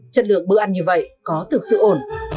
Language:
Vietnamese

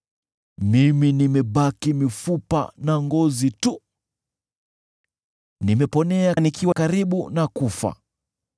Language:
Swahili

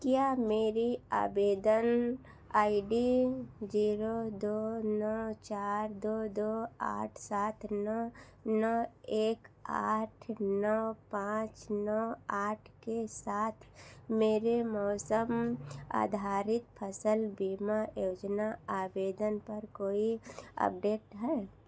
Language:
Hindi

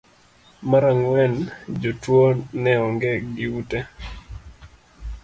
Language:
Luo (Kenya and Tanzania)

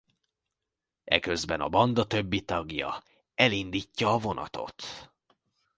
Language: Hungarian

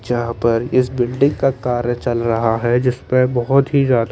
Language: Hindi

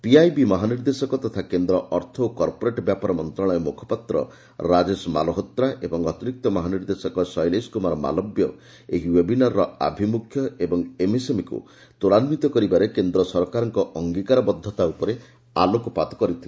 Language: Odia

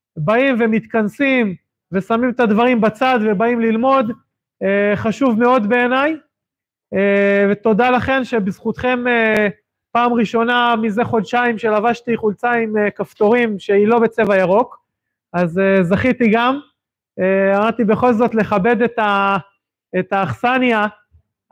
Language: Hebrew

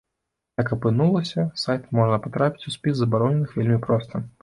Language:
Belarusian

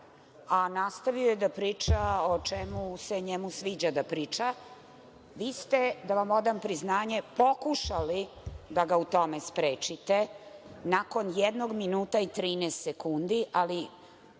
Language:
Serbian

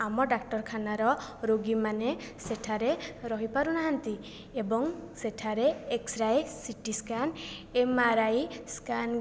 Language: Odia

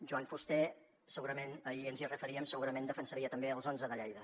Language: Catalan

